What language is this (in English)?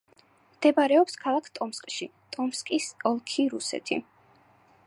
Georgian